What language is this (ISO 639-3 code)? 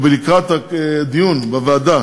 heb